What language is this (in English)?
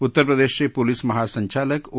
Marathi